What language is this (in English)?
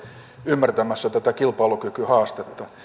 Finnish